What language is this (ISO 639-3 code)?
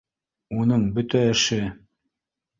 bak